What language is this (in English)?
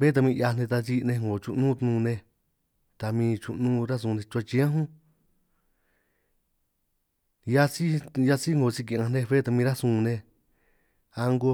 San Martín Itunyoso Triqui